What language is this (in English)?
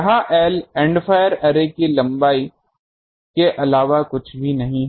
Hindi